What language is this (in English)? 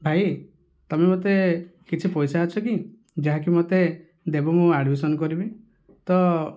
Odia